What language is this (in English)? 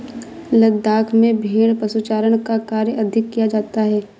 Hindi